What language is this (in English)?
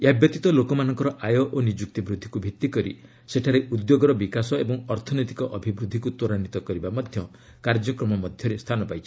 Odia